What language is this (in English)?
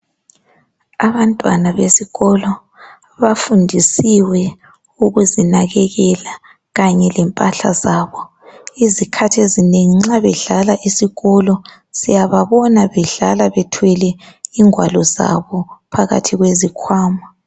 North Ndebele